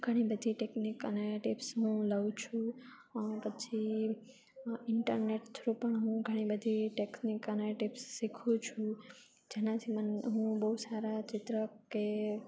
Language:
Gujarati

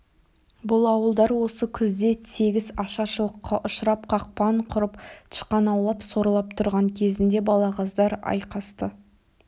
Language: Kazakh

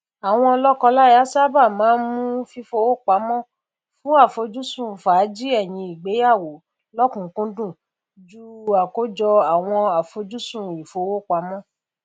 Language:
Yoruba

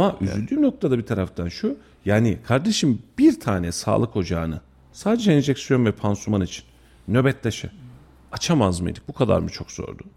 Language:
Turkish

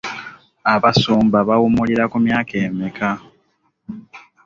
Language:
Ganda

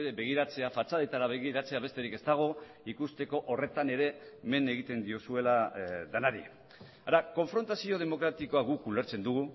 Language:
Basque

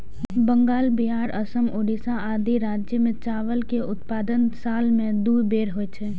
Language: Maithili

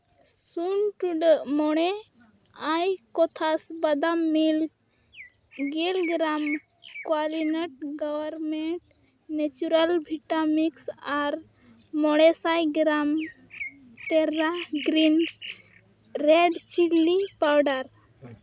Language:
Santali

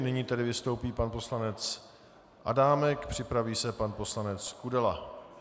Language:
Czech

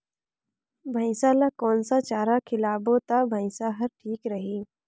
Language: Chhattisgarhi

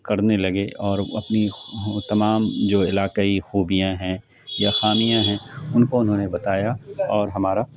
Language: Urdu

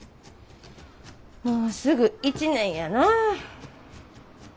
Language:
Japanese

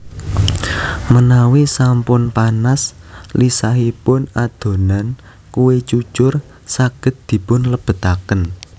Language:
Javanese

